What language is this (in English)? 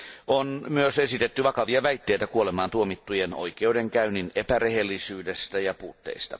Finnish